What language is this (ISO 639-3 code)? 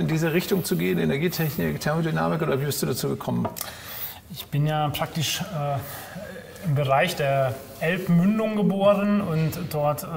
deu